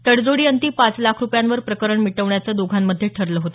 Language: Marathi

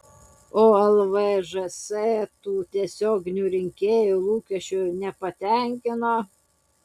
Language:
Lithuanian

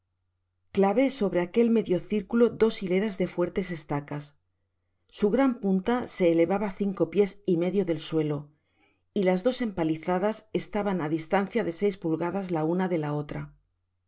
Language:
Spanish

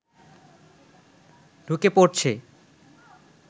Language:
Bangla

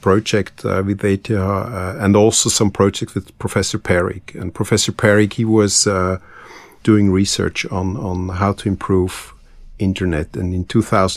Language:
English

